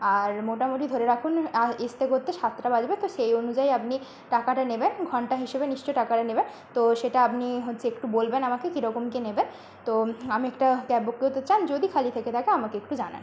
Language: Bangla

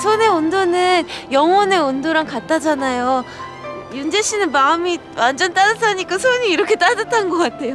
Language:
Korean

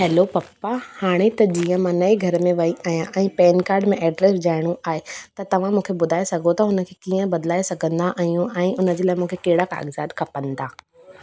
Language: Sindhi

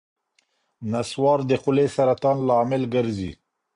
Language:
Pashto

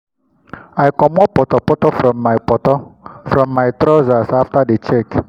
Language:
Nigerian Pidgin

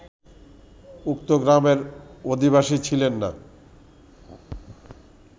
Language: Bangla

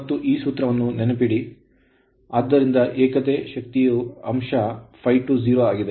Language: Kannada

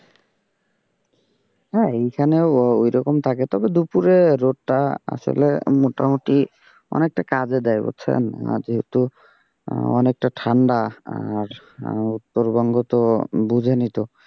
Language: Bangla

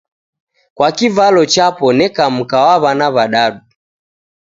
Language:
Taita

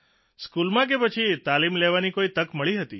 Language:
Gujarati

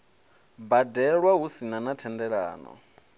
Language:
Venda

